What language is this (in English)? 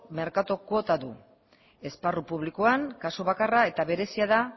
Basque